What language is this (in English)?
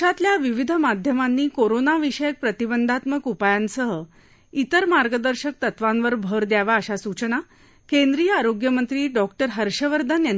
Marathi